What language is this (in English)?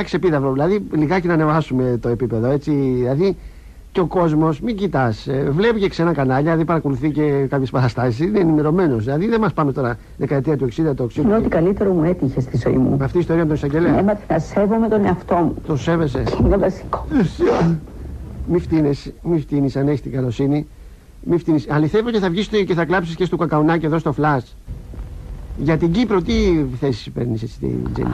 Greek